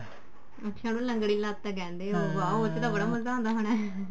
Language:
Punjabi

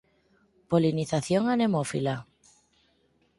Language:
Galician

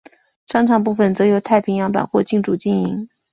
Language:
Chinese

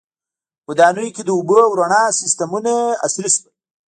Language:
Pashto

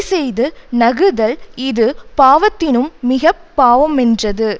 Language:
Tamil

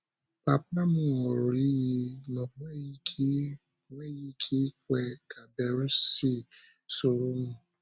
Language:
Igbo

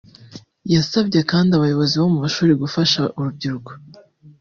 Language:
Kinyarwanda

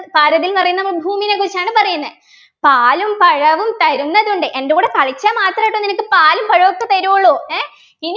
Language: Malayalam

